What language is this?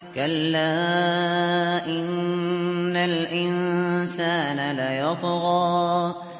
Arabic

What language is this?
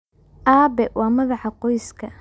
Somali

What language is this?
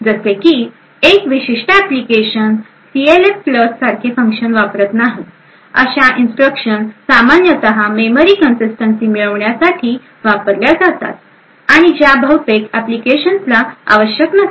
Marathi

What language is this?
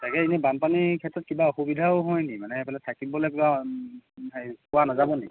Assamese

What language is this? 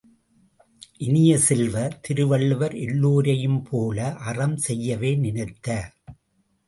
Tamil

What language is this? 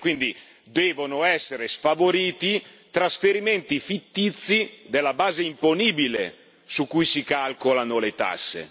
Italian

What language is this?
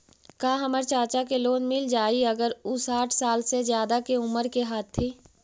Magahi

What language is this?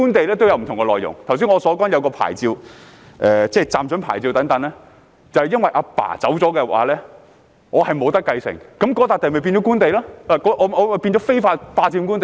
Cantonese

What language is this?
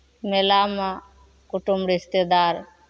Maithili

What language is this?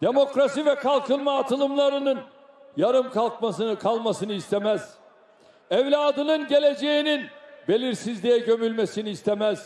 Turkish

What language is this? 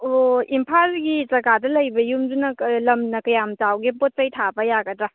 Manipuri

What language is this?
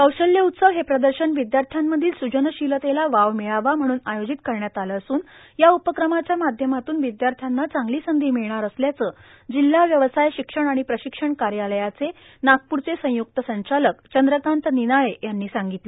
Marathi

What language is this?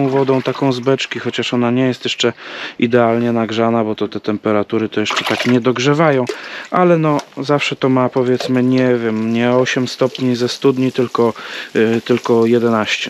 Polish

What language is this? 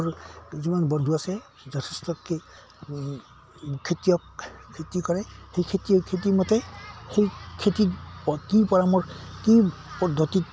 Assamese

